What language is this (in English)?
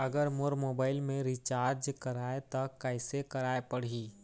Chhattisgarhi